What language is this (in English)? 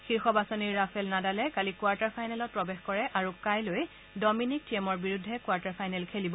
Assamese